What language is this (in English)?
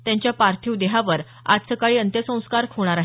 Marathi